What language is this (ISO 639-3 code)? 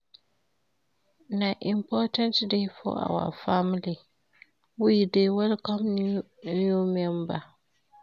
pcm